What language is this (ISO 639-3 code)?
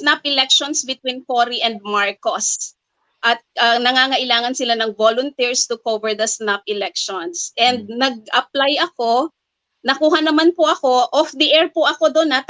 fil